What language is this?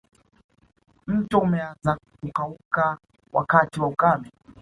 Swahili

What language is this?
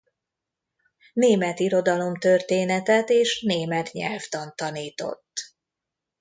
Hungarian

